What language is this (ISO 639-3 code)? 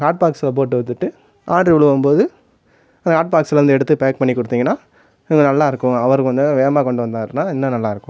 tam